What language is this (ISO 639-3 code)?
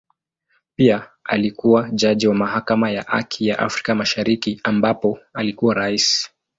swa